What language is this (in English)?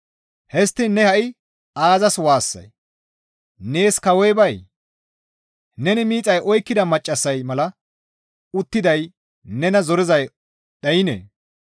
Gamo